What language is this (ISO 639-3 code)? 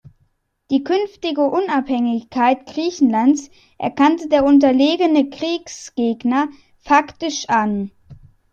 deu